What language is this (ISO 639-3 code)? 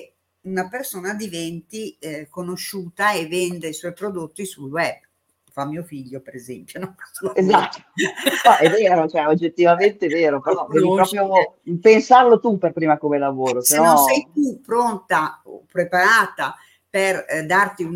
ita